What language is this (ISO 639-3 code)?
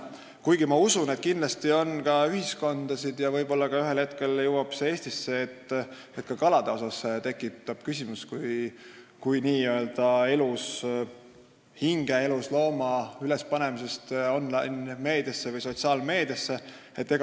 est